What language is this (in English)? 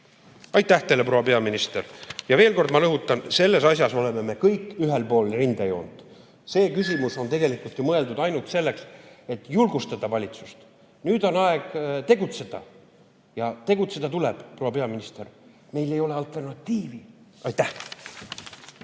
Estonian